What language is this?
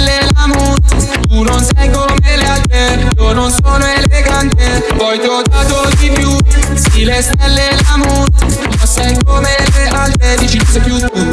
Italian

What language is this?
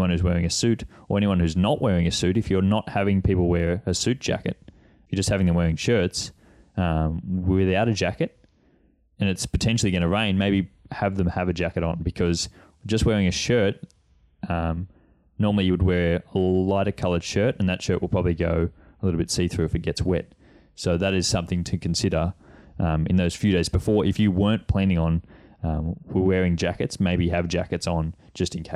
English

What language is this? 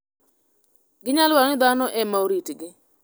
Luo (Kenya and Tanzania)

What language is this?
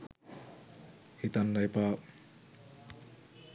Sinhala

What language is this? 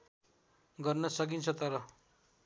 Nepali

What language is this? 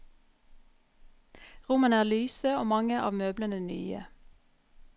Norwegian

